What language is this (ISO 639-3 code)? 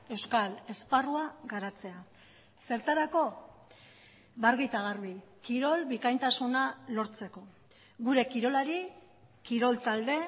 eus